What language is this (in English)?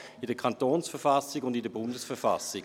Swiss German